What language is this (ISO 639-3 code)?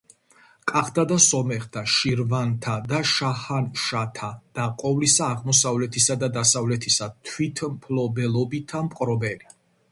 kat